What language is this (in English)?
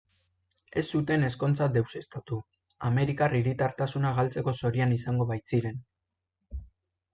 Basque